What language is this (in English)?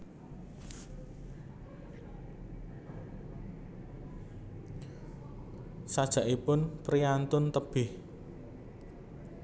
Javanese